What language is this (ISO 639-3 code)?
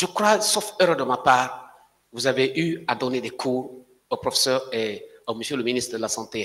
fra